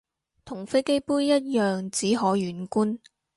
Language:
Cantonese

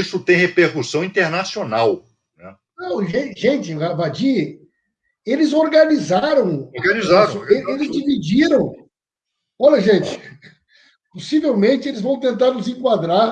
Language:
Portuguese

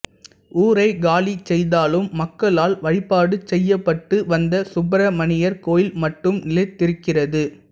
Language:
Tamil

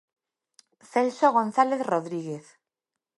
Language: Galician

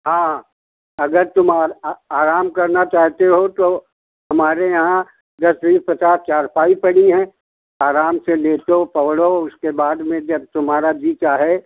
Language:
Hindi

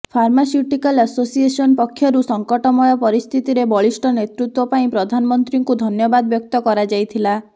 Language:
Odia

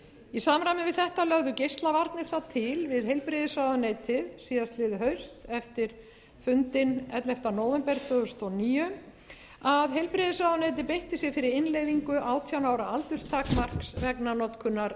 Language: Icelandic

